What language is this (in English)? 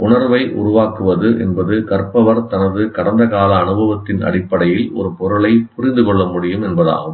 Tamil